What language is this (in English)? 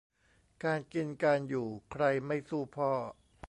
Thai